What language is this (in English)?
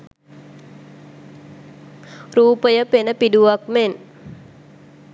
Sinhala